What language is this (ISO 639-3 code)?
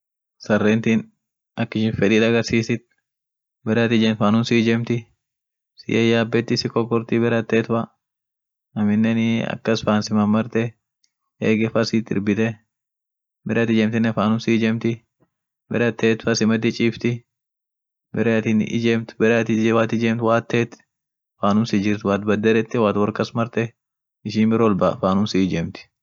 orc